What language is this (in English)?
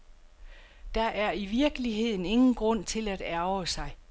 Danish